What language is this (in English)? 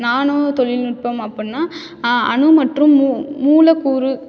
Tamil